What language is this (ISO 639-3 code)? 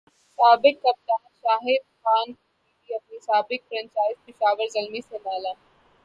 urd